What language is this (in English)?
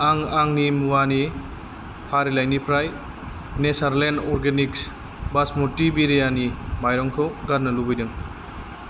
Bodo